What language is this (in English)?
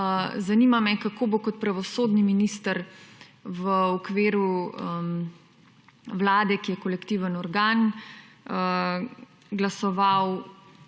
Slovenian